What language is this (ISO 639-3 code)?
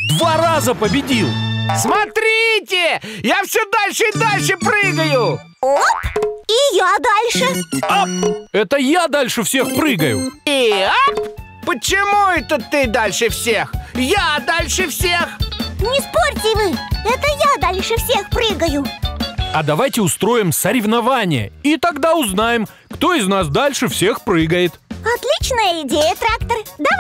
rus